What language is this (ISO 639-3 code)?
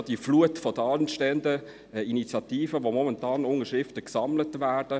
gsw